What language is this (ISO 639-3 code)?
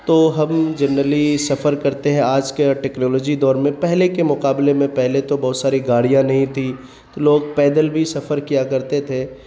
urd